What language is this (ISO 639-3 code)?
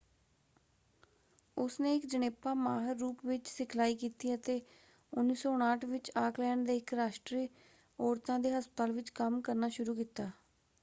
pan